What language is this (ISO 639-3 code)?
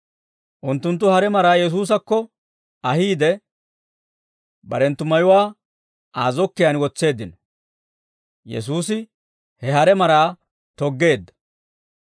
dwr